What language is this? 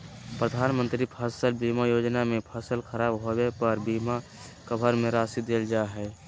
Magahi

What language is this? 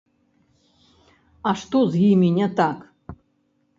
Belarusian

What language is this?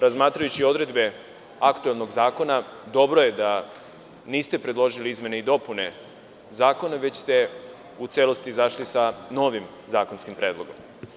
Serbian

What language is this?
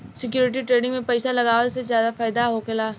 Bhojpuri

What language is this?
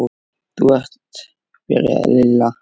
Icelandic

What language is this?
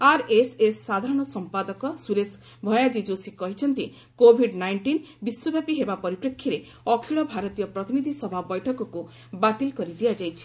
Odia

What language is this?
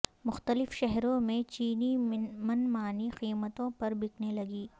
Urdu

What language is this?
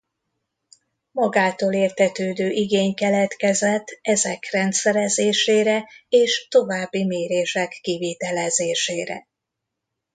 Hungarian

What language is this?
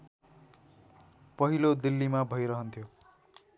Nepali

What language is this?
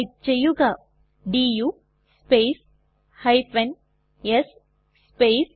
Malayalam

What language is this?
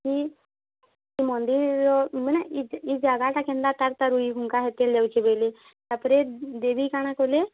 Odia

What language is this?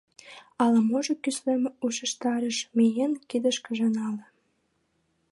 Mari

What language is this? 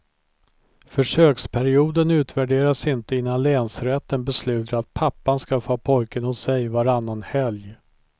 Swedish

